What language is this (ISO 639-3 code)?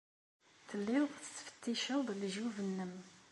kab